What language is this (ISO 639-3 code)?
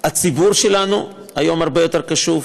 heb